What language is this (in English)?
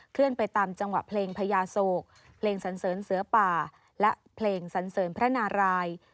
Thai